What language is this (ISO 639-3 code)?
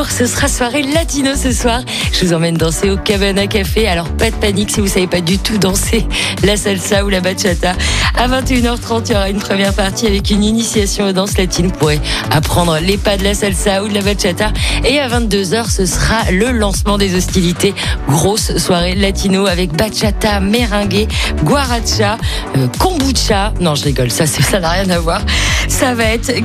fra